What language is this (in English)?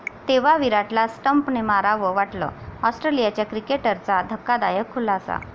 Marathi